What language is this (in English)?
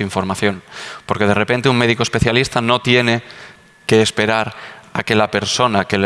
Spanish